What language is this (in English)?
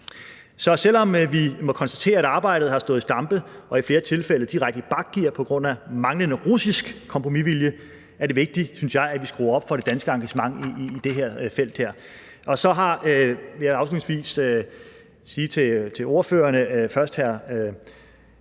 Danish